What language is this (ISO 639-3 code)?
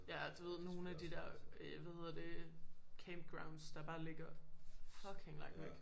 dan